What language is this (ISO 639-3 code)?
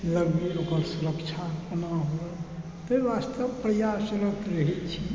mai